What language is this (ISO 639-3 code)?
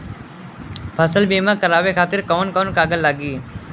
bho